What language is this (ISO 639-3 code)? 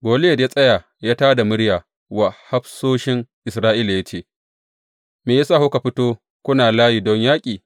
hau